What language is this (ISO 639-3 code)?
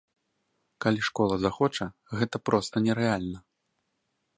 bel